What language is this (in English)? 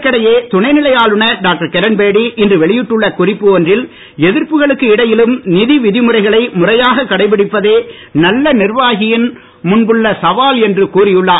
Tamil